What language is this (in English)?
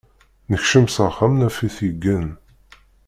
Kabyle